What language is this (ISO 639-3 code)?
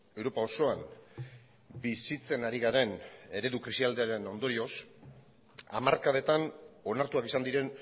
eus